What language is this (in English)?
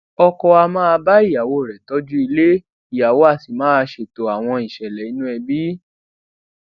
Yoruba